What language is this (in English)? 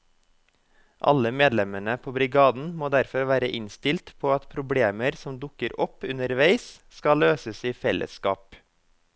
Norwegian